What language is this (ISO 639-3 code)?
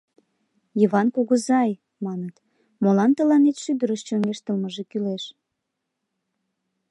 chm